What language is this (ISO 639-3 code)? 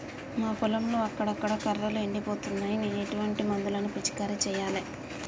tel